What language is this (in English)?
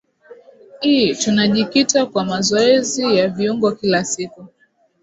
Swahili